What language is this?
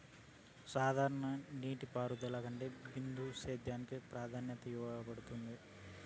Telugu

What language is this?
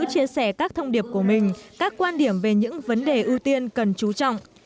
Vietnamese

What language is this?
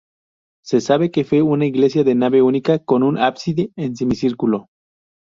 Spanish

